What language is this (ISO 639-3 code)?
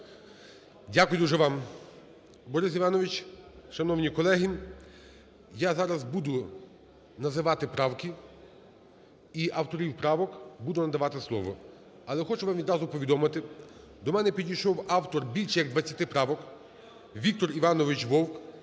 ukr